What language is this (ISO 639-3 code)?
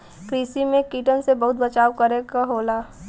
bho